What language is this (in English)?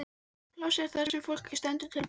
Icelandic